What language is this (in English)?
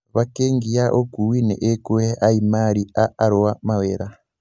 Kikuyu